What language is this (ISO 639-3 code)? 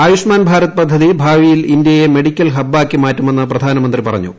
mal